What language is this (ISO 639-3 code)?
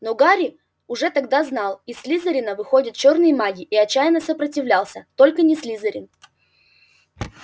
rus